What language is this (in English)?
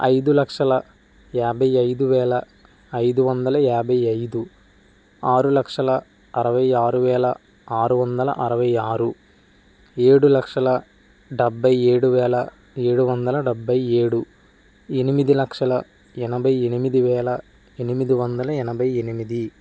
Telugu